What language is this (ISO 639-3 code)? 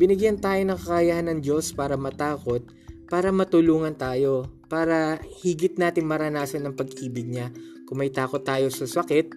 fil